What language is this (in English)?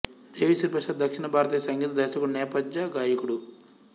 Telugu